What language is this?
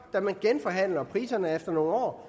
Danish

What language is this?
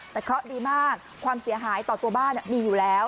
Thai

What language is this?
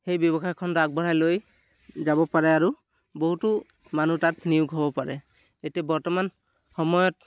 Assamese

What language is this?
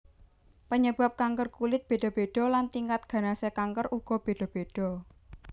Javanese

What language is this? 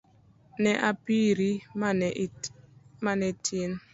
Luo (Kenya and Tanzania)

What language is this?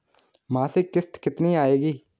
Hindi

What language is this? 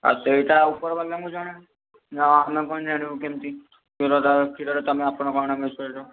Odia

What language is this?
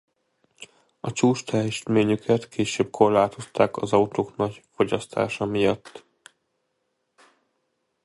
Hungarian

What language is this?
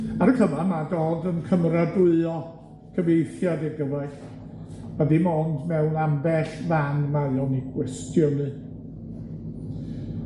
Welsh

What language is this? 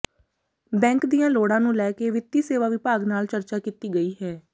Punjabi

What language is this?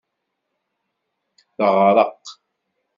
Kabyle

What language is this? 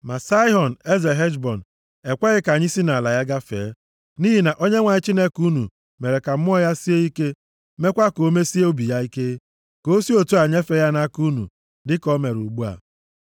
Igbo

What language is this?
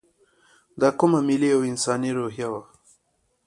Pashto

